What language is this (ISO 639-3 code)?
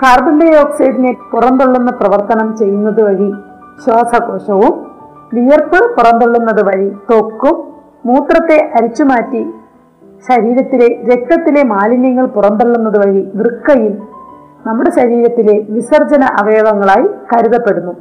mal